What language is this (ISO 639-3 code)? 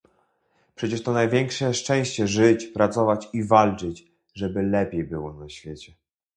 pol